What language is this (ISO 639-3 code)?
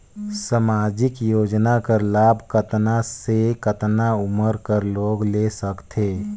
hne